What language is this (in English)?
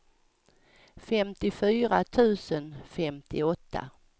Swedish